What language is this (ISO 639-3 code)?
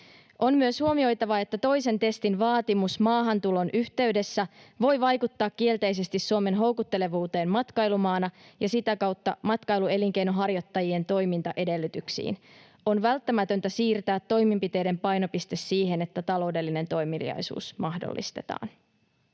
fin